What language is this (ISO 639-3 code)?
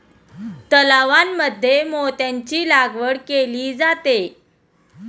mar